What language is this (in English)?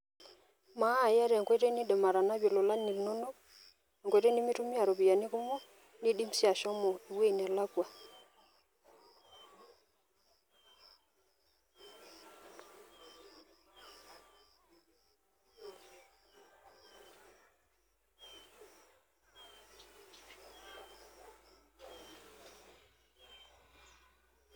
Masai